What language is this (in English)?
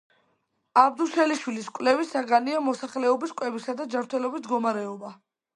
Georgian